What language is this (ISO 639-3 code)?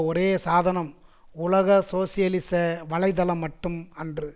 tam